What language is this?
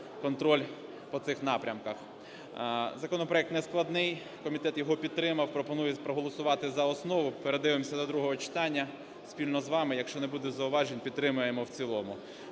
Ukrainian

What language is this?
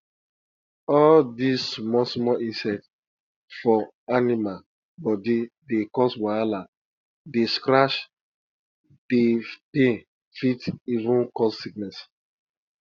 Nigerian Pidgin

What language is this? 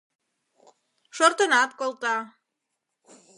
Mari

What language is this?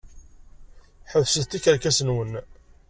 Kabyle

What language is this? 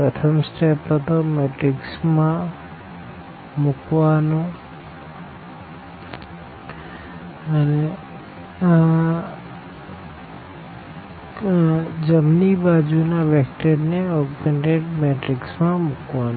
Gujarati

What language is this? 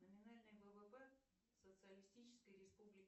Russian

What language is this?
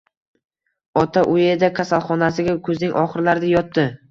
Uzbek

